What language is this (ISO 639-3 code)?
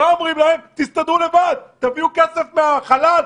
heb